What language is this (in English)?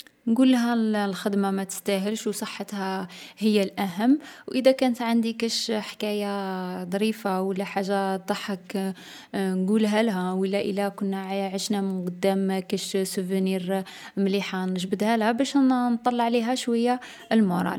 Algerian Arabic